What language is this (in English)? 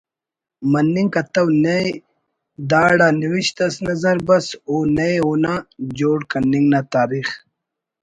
Brahui